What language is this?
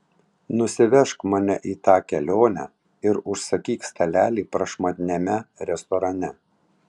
Lithuanian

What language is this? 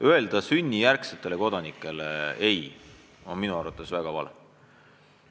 Estonian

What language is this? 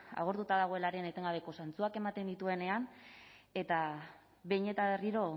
Basque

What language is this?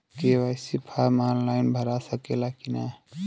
Bhojpuri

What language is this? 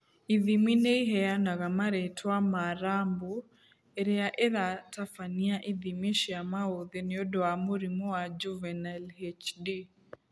Kikuyu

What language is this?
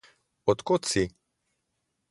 Slovenian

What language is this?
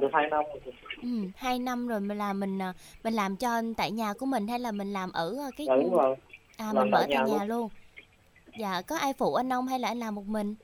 Vietnamese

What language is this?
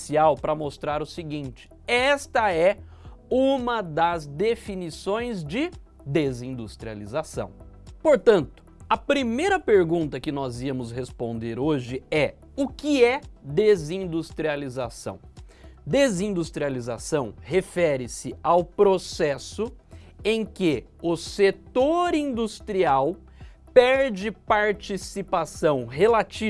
Portuguese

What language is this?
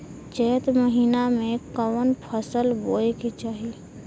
Bhojpuri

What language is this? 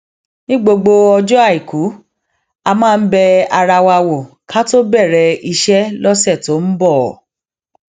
Yoruba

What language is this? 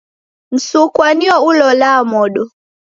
Taita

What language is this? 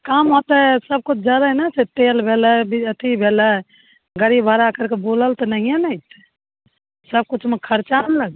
Maithili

